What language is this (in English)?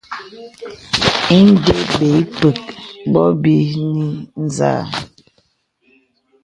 Bebele